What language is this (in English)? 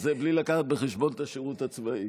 Hebrew